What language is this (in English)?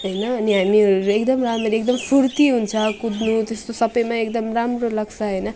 Nepali